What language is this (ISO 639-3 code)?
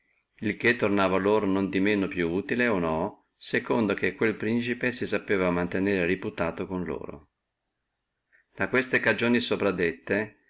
ita